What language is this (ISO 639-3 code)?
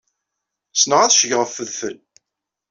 kab